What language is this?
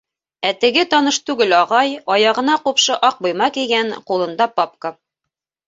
Bashkir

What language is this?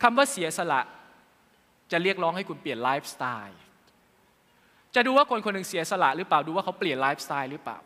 Thai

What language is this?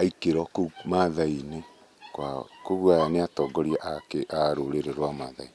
Kikuyu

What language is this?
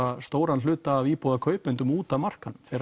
Icelandic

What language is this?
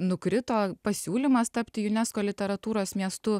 Lithuanian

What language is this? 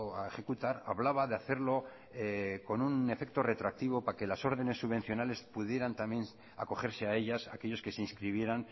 Spanish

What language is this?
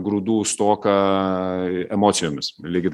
Lithuanian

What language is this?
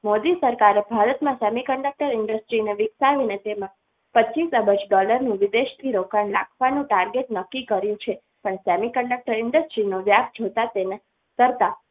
Gujarati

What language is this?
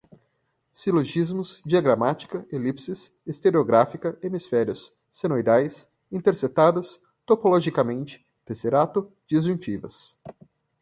Portuguese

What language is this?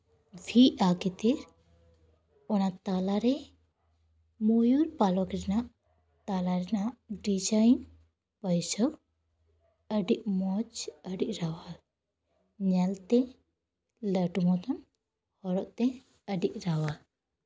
Santali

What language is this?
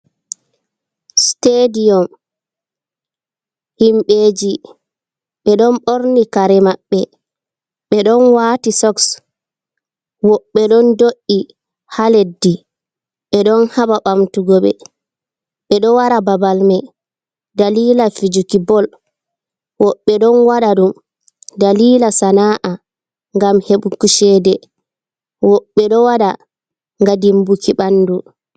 Fula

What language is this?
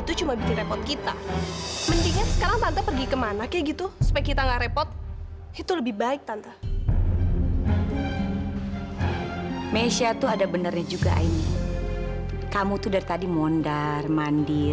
Indonesian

